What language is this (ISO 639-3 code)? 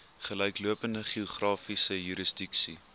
afr